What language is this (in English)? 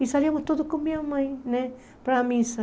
Portuguese